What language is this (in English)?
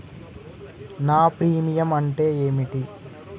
Telugu